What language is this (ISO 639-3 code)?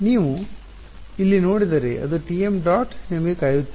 kan